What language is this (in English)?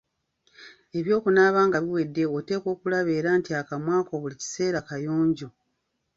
Ganda